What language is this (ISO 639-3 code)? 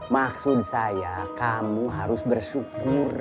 ind